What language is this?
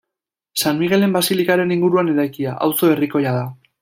Basque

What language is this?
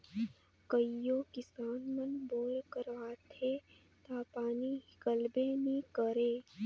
Chhattisgarhi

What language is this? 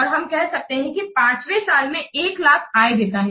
Hindi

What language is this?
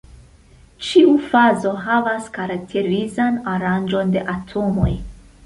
Esperanto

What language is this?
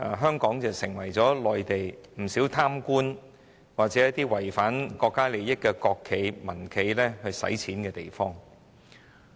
Cantonese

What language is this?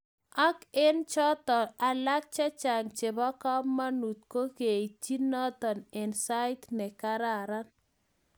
Kalenjin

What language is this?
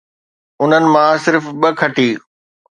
Sindhi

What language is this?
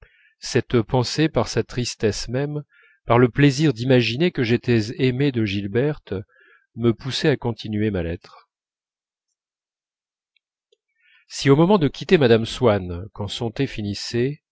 French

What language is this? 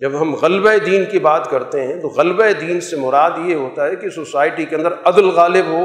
Urdu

